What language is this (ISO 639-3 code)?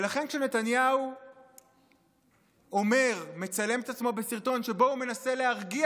heb